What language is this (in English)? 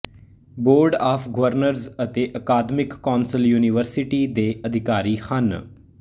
Punjabi